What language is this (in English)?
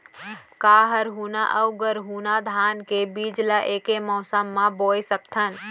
Chhattisgarhi